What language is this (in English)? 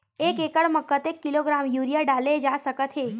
Chhattisgarhi